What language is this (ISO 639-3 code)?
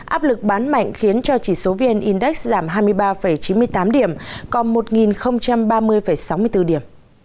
vie